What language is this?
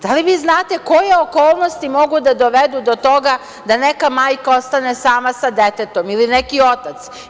Serbian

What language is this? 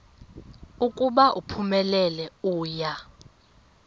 Xhosa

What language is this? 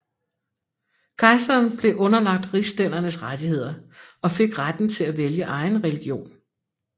Danish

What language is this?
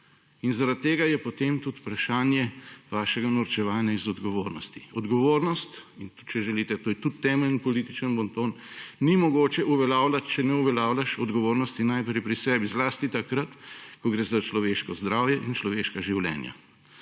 Slovenian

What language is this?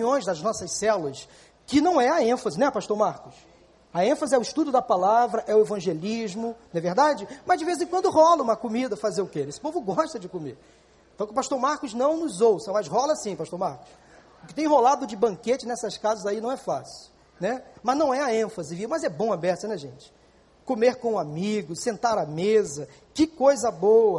Portuguese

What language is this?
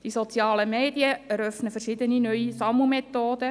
Swiss German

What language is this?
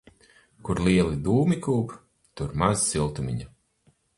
Latvian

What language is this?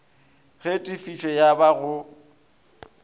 Northern Sotho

